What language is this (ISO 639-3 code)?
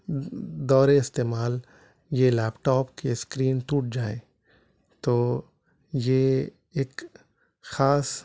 urd